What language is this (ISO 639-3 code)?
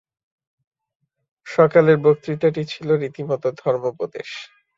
ben